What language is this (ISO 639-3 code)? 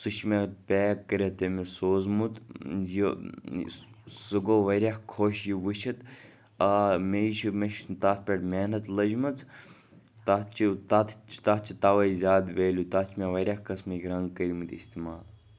kas